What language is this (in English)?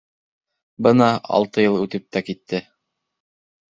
Bashkir